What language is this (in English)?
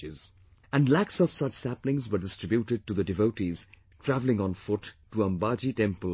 English